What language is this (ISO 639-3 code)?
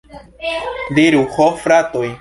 epo